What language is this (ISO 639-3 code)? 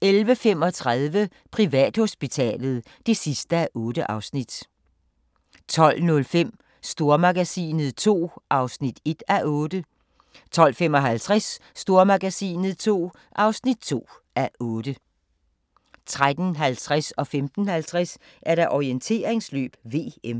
dan